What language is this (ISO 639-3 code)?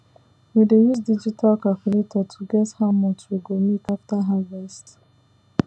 pcm